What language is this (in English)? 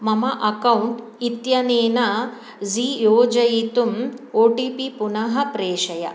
Sanskrit